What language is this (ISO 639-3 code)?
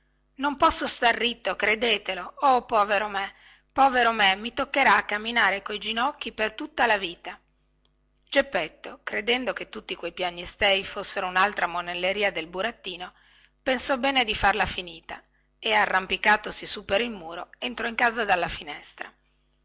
ita